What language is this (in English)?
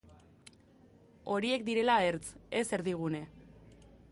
Basque